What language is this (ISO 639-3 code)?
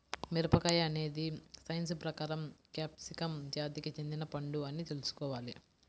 tel